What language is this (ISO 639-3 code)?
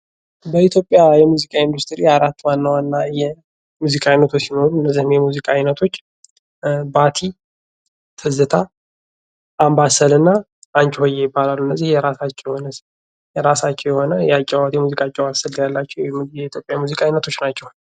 amh